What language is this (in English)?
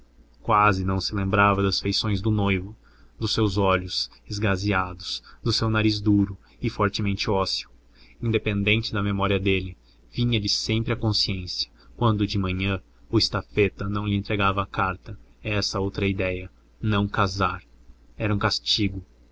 Portuguese